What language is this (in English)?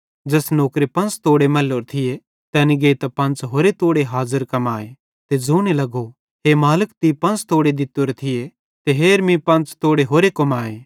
Bhadrawahi